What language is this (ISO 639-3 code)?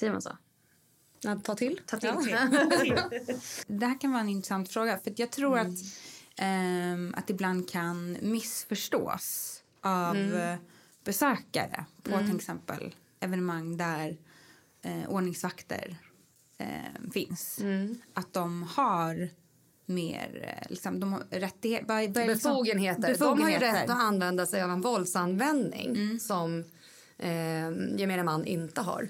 swe